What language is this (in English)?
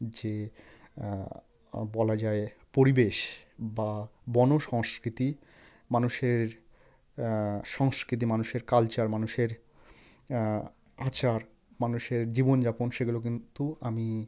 Bangla